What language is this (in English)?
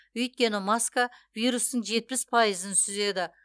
Kazakh